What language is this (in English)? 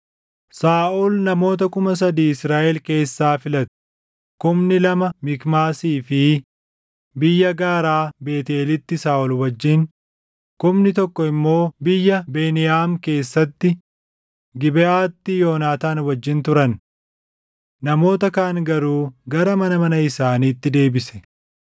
Oromo